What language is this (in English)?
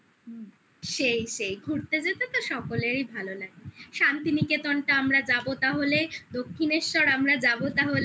Bangla